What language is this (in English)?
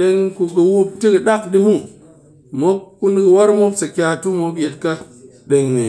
Cakfem-Mushere